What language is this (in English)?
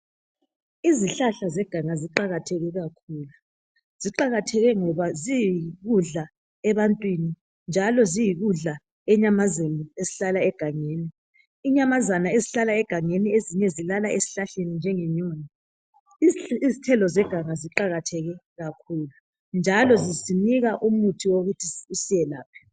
North Ndebele